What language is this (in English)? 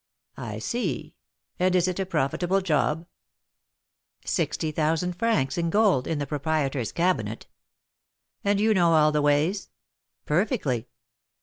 English